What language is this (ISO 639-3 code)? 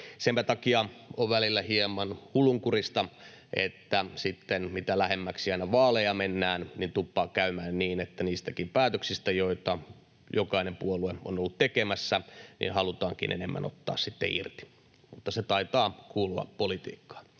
fin